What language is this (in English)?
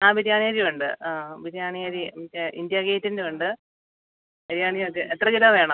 Malayalam